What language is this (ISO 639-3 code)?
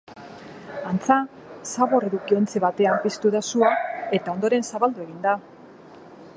eus